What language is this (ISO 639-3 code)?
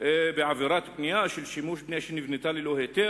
heb